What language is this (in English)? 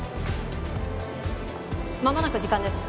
Japanese